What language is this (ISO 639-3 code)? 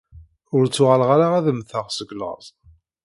kab